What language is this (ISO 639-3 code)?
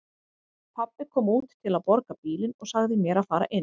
isl